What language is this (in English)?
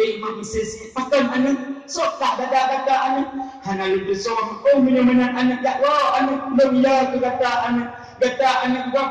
Malay